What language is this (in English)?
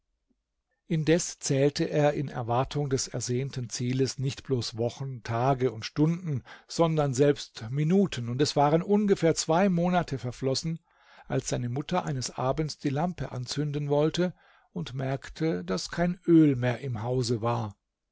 German